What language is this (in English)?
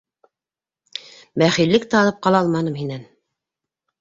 Bashkir